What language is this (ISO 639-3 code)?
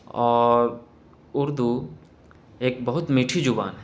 urd